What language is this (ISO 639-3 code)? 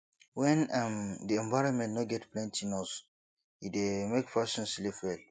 pcm